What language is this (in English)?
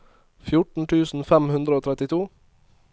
Norwegian